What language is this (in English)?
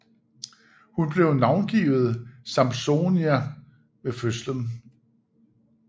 Danish